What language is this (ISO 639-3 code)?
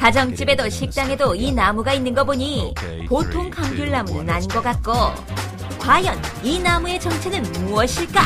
kor